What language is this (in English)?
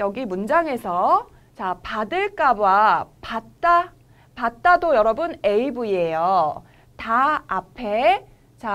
Korean